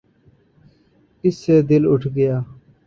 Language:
Urdu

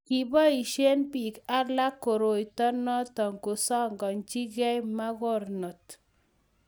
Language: Kalenjin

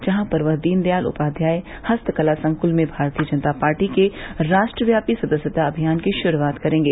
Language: Hindi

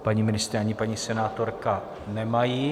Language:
Czech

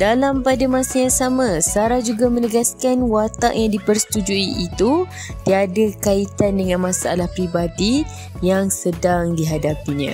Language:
Malay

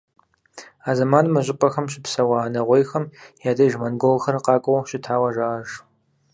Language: Kabardian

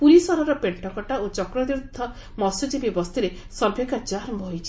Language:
Odia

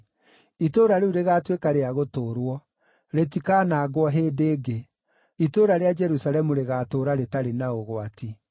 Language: Kikuyu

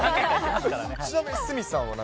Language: Japanese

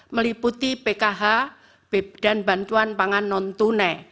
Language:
Indonesian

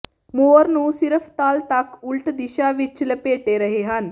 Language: Punjabi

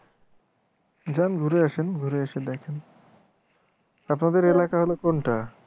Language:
Bangla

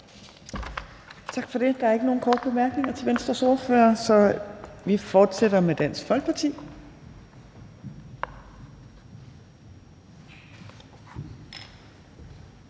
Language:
Danish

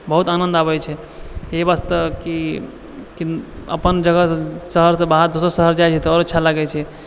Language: Maithili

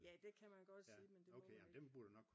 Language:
Danish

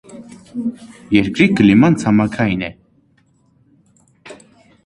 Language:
Armenian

